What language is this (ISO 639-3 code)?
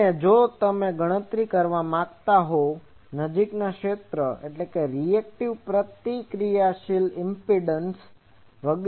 guj